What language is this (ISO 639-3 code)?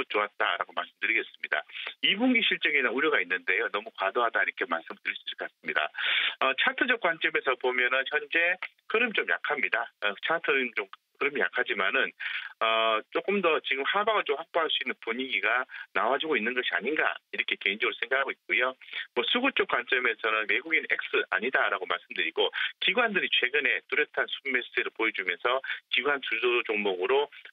kor